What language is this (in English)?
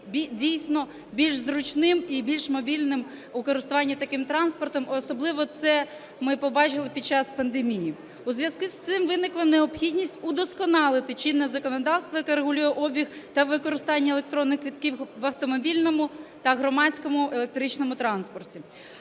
Ukrainian